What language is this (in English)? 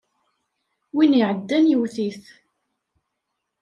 Kabyle